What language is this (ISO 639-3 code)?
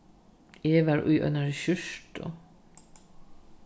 fao